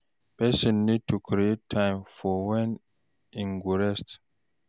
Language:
Nigerian Pidgin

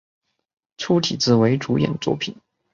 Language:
Chinese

